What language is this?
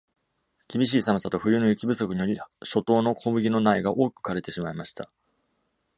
Japanese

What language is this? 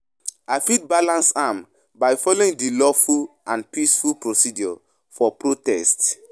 Nigerian Pidgin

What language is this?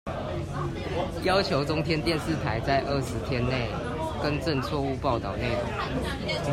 Chinese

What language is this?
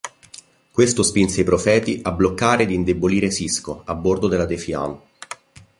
Italian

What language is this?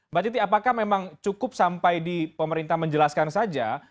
Indonesian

